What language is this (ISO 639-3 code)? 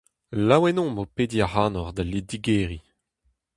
bre